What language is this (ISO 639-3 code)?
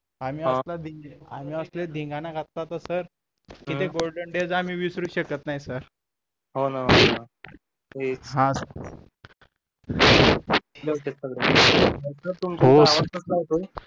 mar